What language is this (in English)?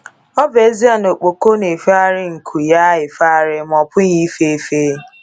Igbo